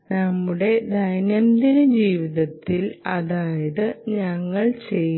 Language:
Malayalam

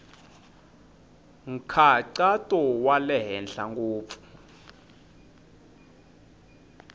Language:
Tsonga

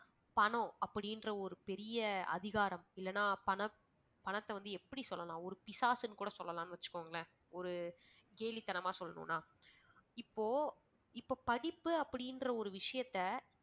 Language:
Tamil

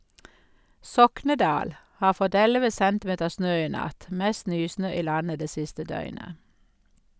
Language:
Norwegian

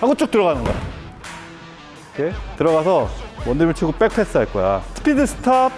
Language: Korean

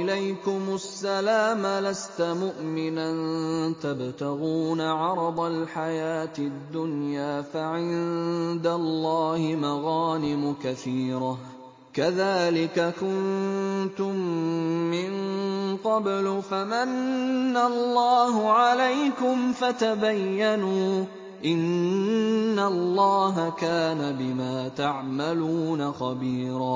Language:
Arabic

